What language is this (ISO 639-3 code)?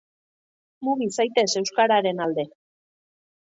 eus